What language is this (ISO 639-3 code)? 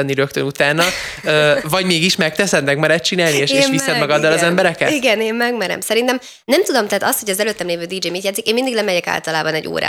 hun